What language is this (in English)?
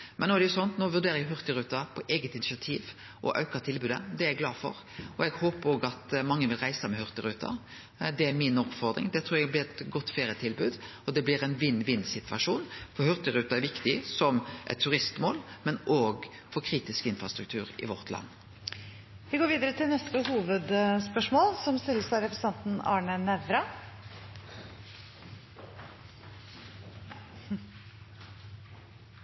Norwegian